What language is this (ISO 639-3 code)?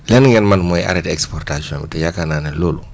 wol